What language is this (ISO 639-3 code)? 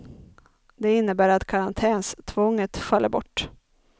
swe